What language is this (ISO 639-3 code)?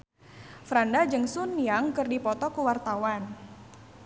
sun